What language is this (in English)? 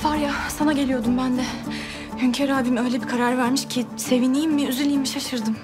Turkish